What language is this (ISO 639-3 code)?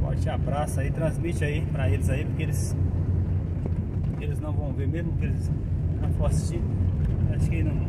por